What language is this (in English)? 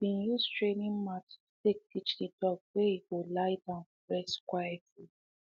Nigerian Pidgin